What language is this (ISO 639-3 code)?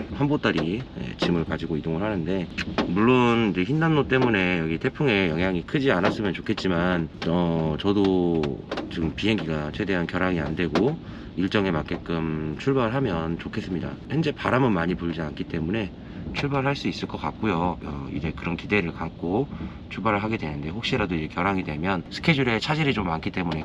kor